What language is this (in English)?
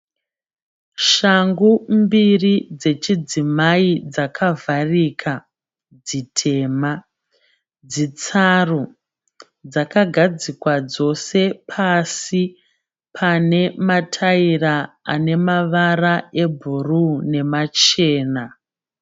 Shona